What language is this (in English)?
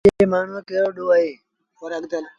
Sindhi Bhil